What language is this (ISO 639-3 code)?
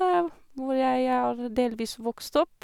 nor